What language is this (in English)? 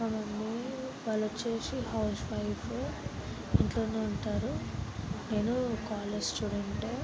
Telugu